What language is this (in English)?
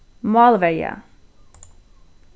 Faroese